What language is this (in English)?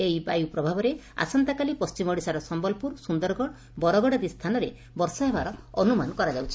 Odia